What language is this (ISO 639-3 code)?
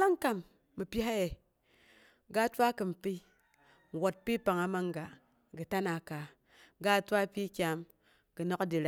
bux